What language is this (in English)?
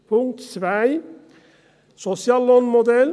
Swiss German